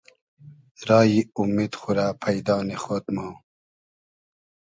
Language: Hazaragi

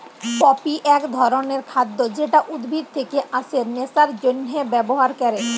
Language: Bangla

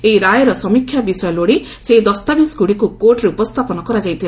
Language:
Odia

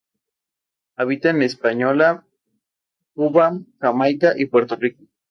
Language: Spanish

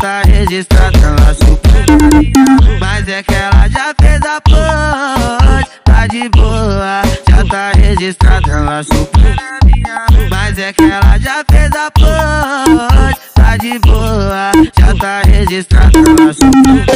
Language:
Romanian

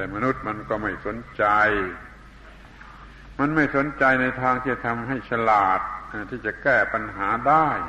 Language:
Thai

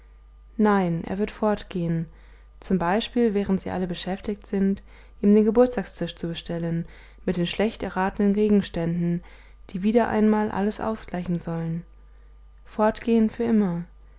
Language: German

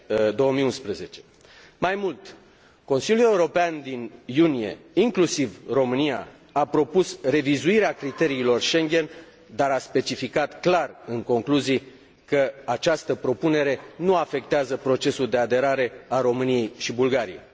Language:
Romanian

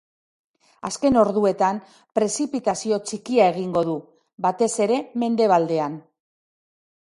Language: Basque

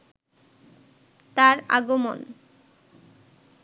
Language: Bangla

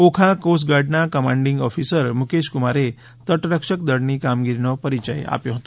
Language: Gujarati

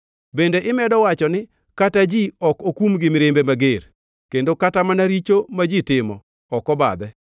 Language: Luo (Kenya and Tanzania)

